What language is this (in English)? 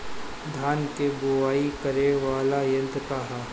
Bhojpuri